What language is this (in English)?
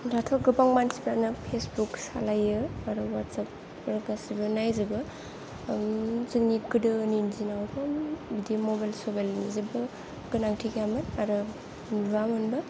Bodo